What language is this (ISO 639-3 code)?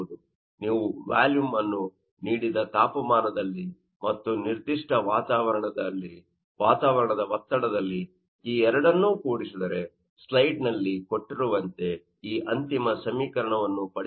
kan